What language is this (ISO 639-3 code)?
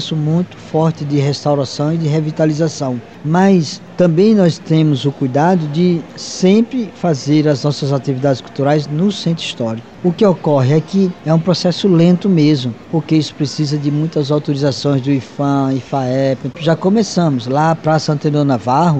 por